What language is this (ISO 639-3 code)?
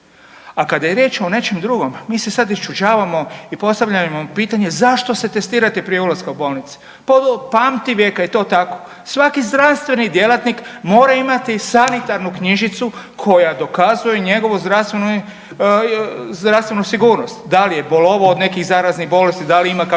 hrv